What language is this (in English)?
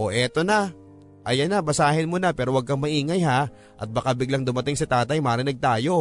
Filipino